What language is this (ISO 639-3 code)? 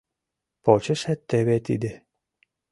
chm